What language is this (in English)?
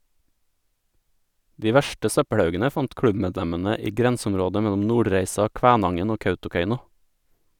Norwegian